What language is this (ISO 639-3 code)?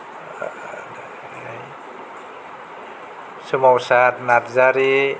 brx